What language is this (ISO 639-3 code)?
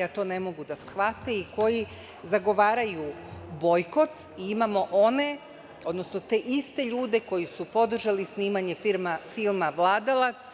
srp